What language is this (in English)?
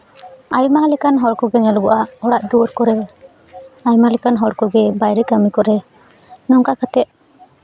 Santali